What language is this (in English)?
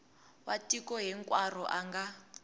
Tsonga